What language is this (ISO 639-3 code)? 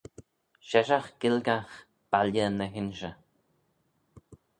glv